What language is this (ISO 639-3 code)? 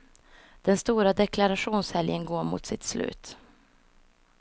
swe